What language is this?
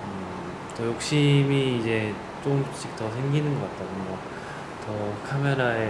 Korean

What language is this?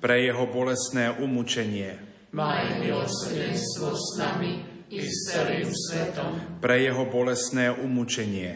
Slovak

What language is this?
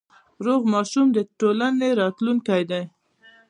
Pashto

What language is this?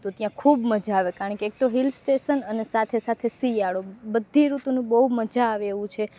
Gujarati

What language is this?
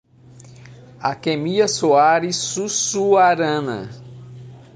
Portuguese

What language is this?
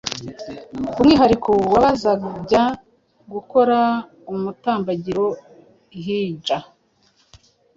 Kinyarwanda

